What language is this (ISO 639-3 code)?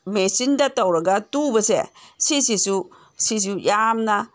mni